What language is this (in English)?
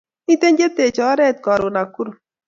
Kalenjin